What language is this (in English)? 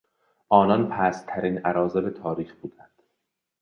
Persian